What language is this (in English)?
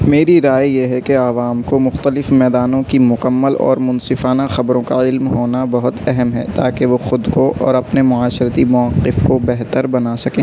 Urdu